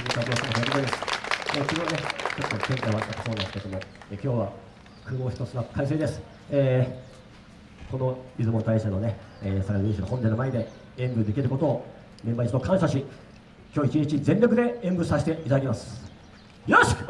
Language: Japanese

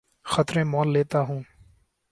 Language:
Urdu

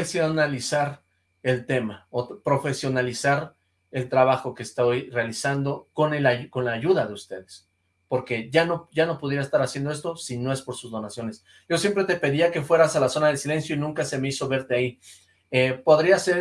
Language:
Spanish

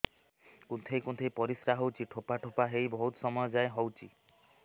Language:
Odia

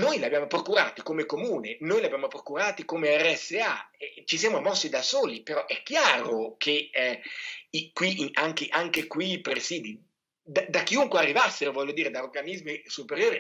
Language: Italian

